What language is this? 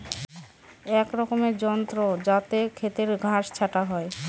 Bangla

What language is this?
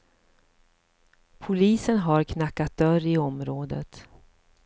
Swedish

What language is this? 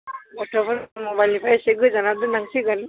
Bodo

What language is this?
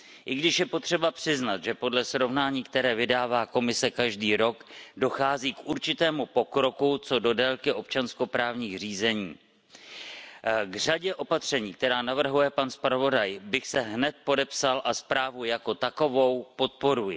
Czech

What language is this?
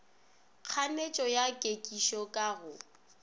Northern Sotho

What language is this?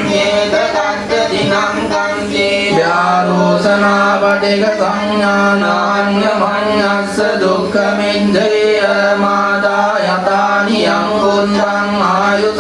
Indonesian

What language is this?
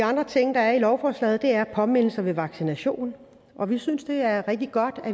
Danish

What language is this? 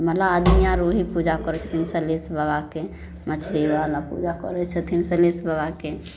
Maithili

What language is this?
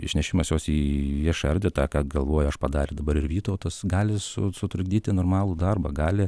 Lithuanian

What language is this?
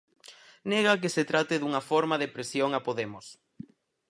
Galician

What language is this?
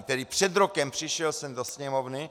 Czech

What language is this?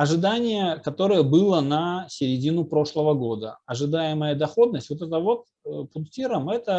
Russian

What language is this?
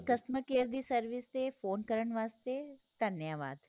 Punjabi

